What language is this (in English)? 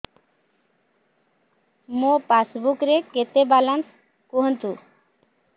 Odia